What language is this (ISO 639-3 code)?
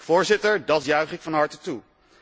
nld